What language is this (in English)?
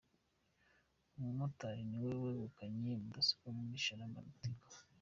Kinyarwanda